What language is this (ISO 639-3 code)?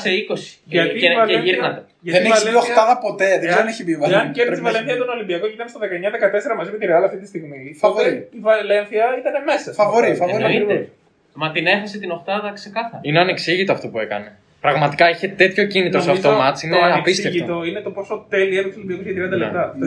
ell